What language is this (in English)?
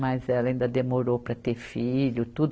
Portuguese